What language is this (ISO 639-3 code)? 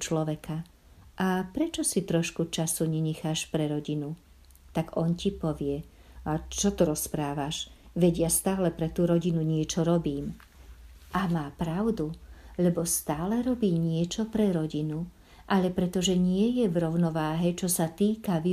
slk